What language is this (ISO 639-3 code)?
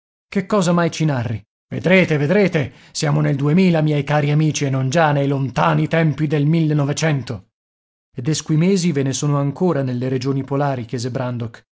ita